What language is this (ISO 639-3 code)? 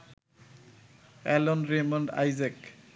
ben